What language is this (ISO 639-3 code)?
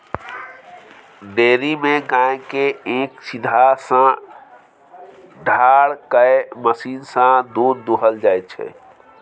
mai